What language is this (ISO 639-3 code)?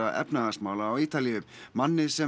isl